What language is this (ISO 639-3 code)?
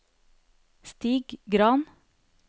nor